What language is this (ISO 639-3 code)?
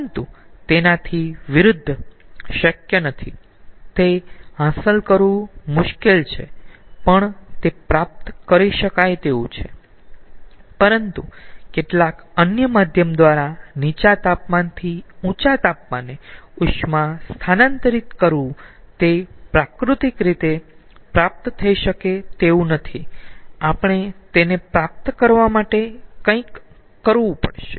guj